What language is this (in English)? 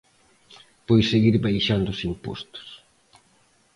Galician